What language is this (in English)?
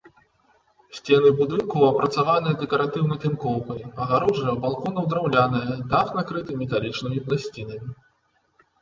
Belarusian